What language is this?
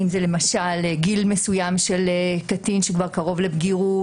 Hebrew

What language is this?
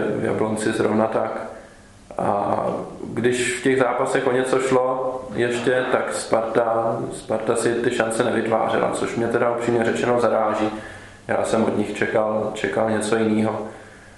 Czech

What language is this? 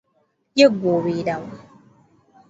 Ganda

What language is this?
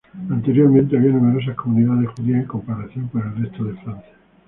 Spanish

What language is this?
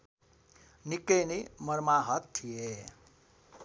Nepali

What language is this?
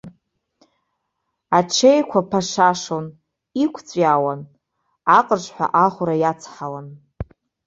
Abkhazian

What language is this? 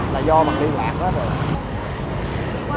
Vietnamese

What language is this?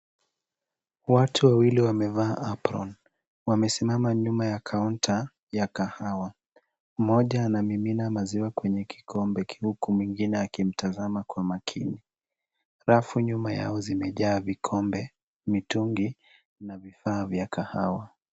Swahili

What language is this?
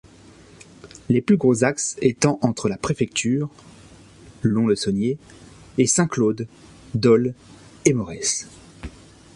French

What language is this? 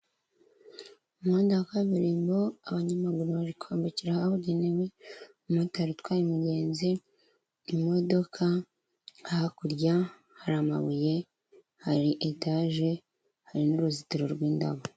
Kinyarwanda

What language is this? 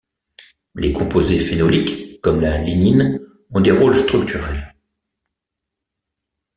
French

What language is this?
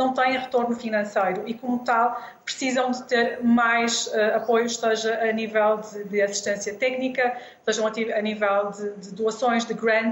Portuguese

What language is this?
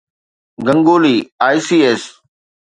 Sindhi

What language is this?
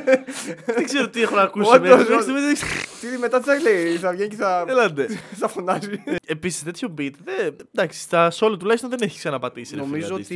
Greek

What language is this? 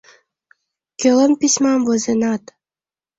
Mari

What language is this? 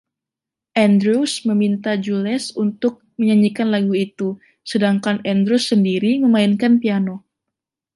Indonesian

